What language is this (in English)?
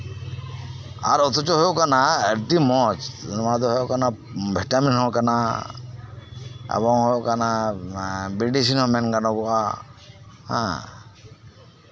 Santali